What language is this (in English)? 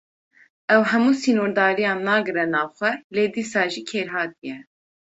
Kurdish